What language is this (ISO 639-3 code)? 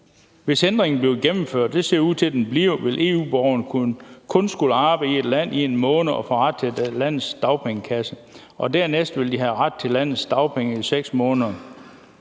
dan